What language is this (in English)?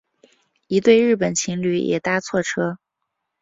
Chinese